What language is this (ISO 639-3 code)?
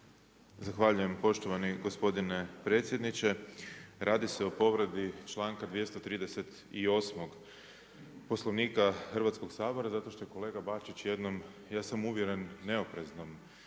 hrv